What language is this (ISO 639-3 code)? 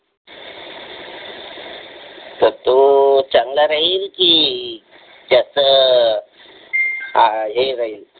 mar